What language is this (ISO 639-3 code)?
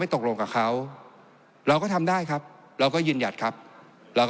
tha